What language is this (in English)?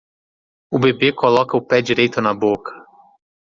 Portuguese